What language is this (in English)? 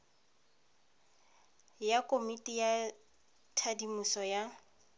Tswana